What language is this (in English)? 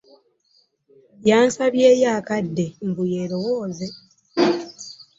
Ganda